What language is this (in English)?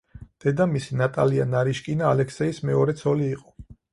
Georgian